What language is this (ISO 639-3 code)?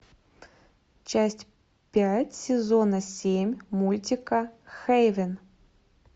rus